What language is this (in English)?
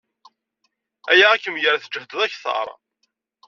Kabyle